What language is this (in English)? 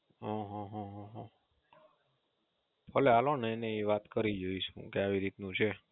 Gujarati